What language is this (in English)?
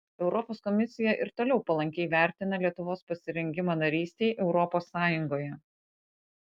Lithuanian